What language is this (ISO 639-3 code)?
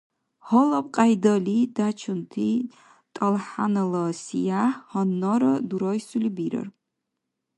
dar